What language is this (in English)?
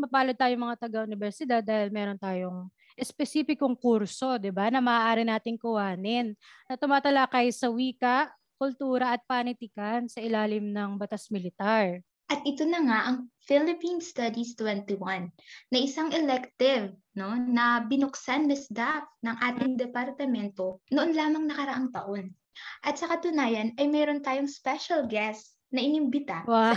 Filipino